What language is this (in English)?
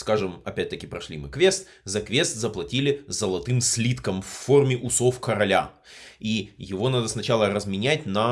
Russian